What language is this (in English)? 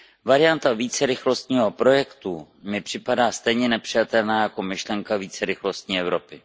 Czech